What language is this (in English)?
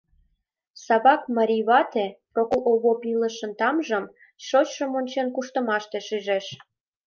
Mari